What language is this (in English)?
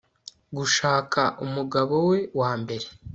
Kinyarwanda